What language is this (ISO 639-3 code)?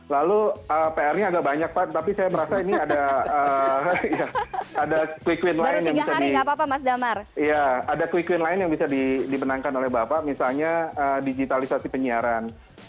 ind